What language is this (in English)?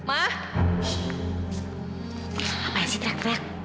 Indonesian